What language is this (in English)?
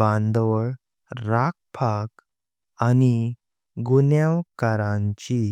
Konkani